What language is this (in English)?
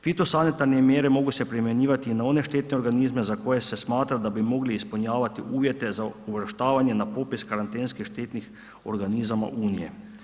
Croatian